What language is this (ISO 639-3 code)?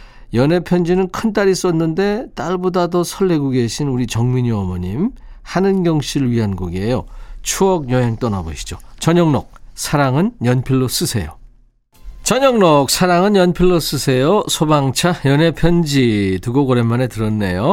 kor